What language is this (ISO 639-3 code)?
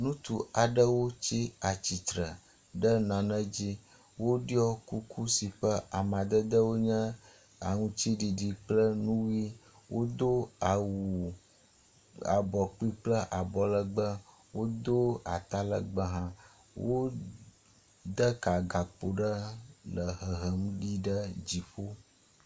ewe